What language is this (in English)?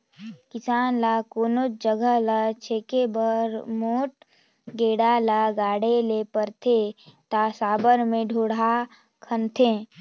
Chhattisgarhi